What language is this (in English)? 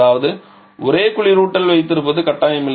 Tamil